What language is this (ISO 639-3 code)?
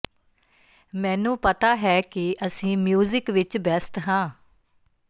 pan